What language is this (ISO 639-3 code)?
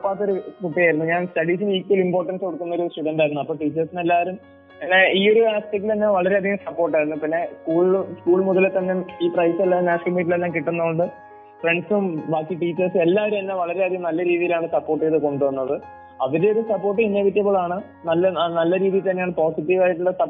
mal